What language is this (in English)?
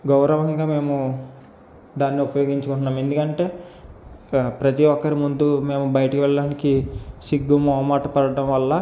Telugu